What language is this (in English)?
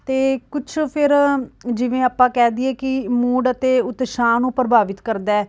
Punjabi